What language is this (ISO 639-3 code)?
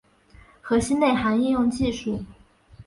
zho